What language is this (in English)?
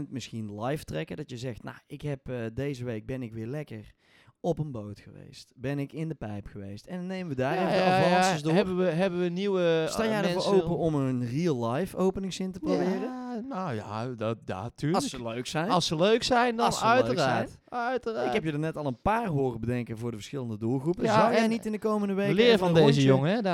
Dutch